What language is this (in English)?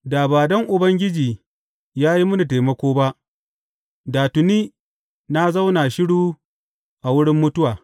Hausa